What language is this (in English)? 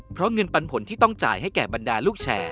Thai